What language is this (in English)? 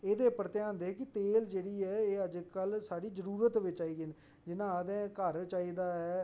Dogri